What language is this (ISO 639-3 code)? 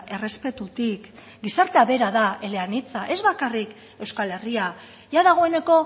eus